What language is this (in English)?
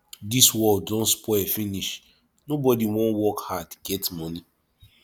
Nigerian Pidgin